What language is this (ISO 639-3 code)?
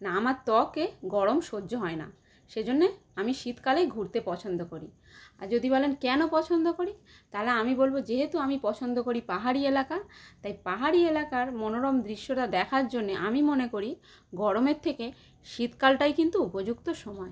ben